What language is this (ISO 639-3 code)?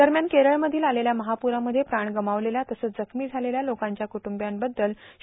mar